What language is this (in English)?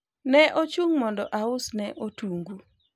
Luo (Kenya and Tanzania)